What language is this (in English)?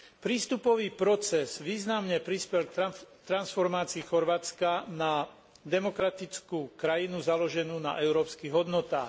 Slovak